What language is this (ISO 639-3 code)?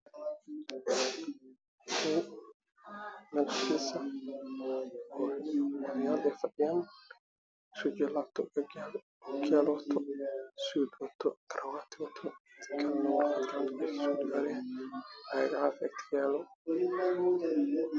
som